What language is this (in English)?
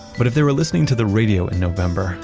English